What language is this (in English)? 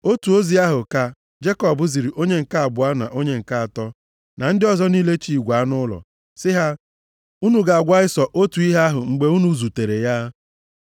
Igbo